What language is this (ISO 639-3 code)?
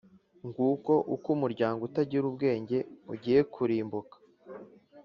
kin